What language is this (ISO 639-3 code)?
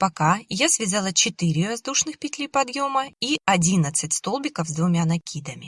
rus